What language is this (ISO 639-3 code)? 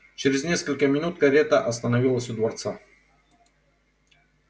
rus